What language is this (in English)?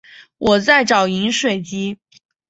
Chinese